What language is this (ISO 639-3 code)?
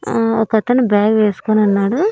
tel